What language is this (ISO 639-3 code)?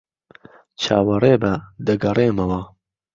ckb